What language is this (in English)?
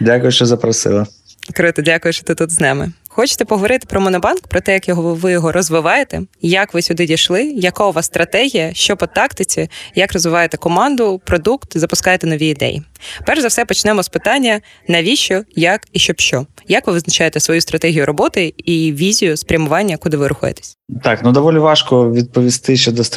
Ukrainian